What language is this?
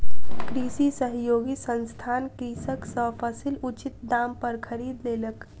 Maithili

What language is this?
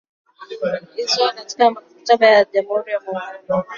Swahili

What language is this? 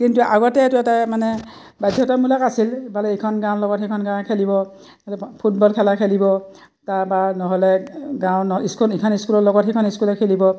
Assamese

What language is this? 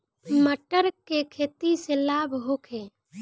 Bhojpuri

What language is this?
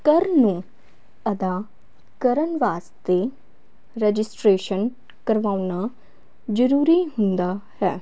Punjabi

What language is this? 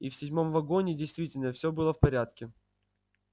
Russian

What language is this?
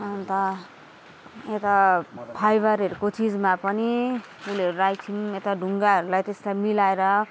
Nepali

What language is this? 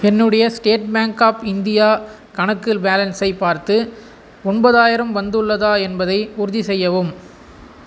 Tamil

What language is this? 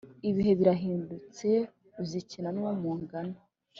Kinyarwanda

